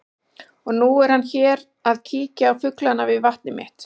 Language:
Icelandic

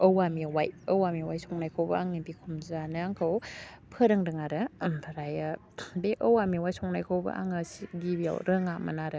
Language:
Bodo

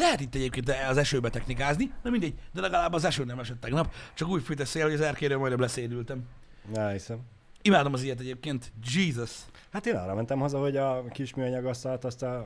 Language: Hungarian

